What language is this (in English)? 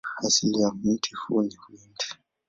Swahili